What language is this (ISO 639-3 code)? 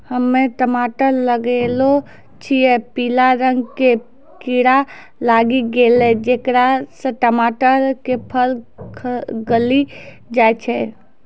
mai